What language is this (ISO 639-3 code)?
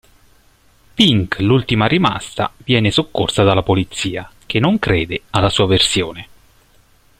ita